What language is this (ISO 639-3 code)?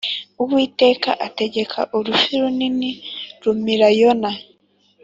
kin